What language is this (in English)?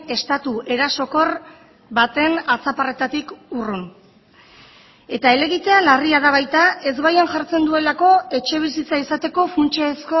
Basque